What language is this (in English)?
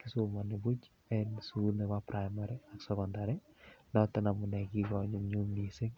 Kalenjin